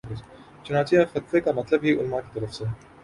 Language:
Urdu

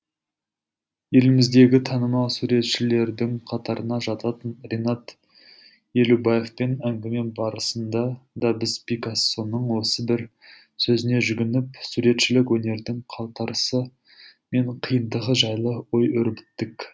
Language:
Kazakh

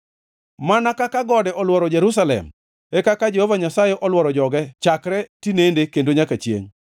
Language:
Luo (Kenya and Tanzania)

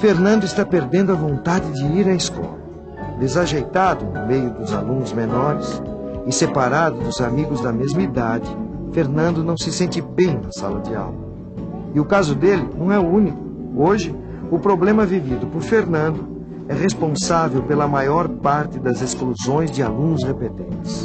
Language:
Portuguese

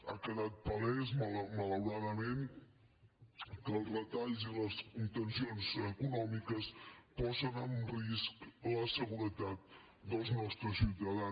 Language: Catalan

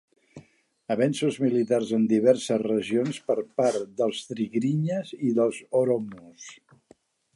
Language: Catalan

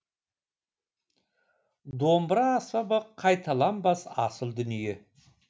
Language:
Kazakh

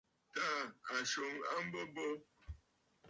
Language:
Bafut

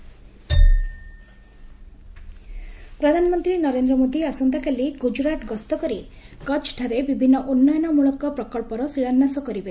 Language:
Odia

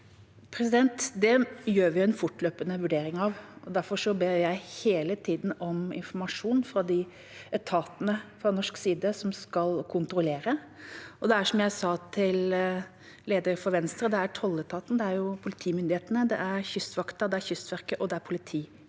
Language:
Norwegian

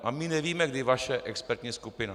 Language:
Czech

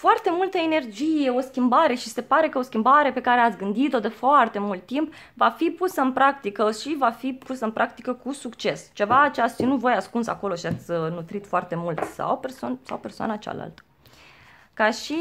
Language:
Romanian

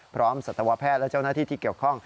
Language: Thai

